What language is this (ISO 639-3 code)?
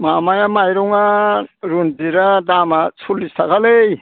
brx